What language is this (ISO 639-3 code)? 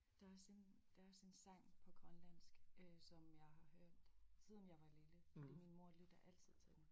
dan